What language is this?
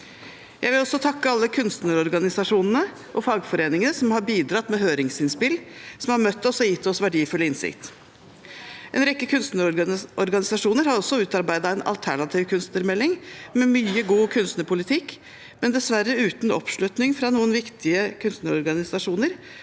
Norwegian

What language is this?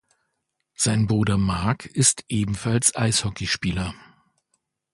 German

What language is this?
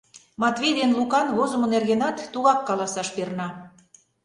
Mari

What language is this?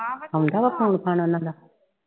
Punjabi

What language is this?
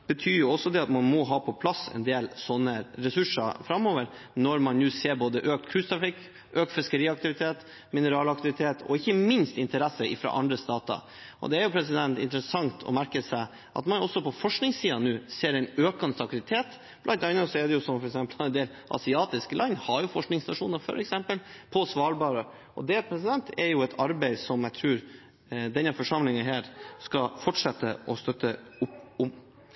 Norwegian Bokmål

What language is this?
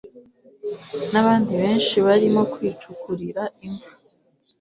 Kinyarwanda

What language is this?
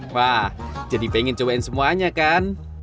Indonesian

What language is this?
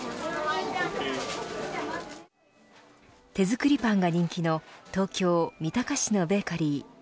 Japanese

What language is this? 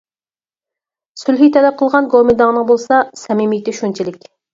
Uyghur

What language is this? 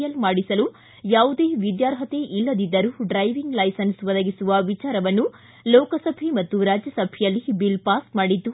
Kannada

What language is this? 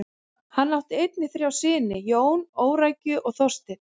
Icelandic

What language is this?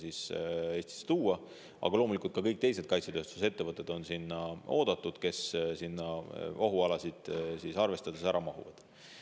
Estonian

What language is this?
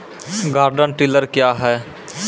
Maithili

